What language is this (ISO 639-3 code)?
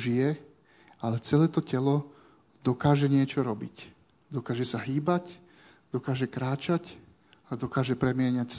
slk